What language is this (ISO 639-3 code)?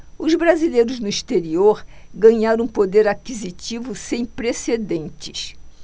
por